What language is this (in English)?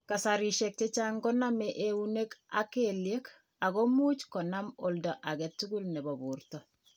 Kalenjin